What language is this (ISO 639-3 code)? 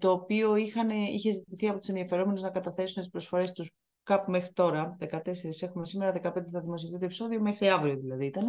ell